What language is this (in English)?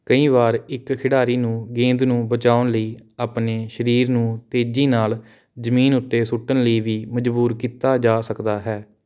Punjabi